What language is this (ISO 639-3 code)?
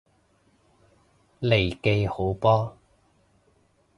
yue